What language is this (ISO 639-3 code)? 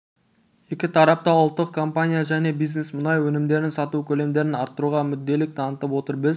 kaz